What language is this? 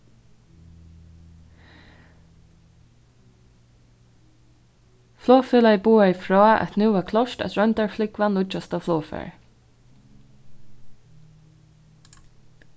Faroese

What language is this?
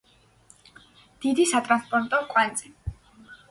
Georgian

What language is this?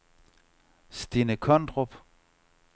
Danish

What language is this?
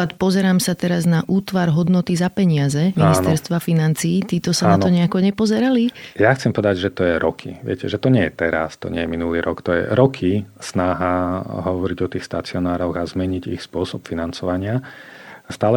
Slovak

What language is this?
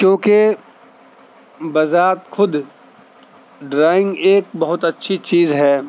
Urdu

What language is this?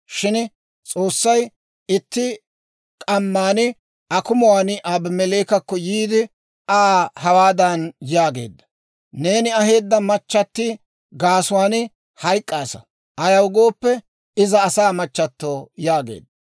Dawro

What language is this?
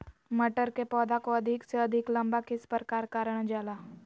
Magahi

